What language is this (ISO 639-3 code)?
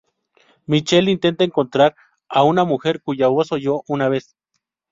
spa